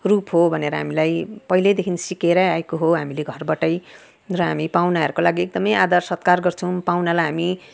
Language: Nepali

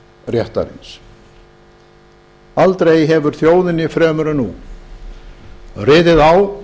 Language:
Icelandic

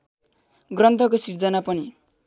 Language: Nepali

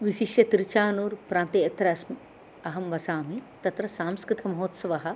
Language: Sanskrit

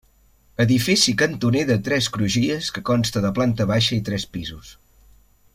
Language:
Catalan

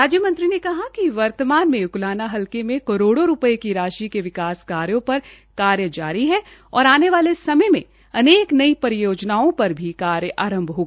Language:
Hindi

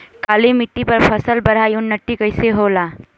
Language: Bhojpuri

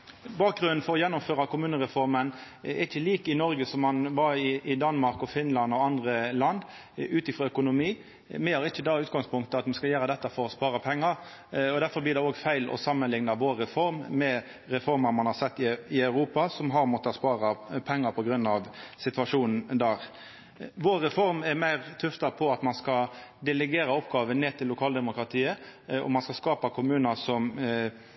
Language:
Norwegian Nynorsk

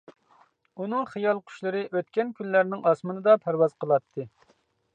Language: Uyghur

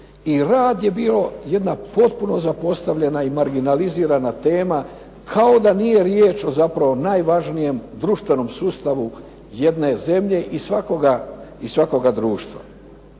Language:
Croatian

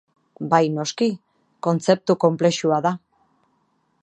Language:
Basque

